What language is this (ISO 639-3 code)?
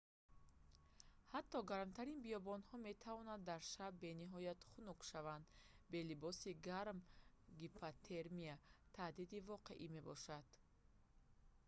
tgk